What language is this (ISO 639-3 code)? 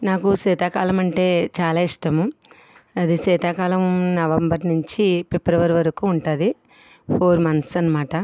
tel